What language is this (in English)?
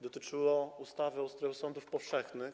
Polish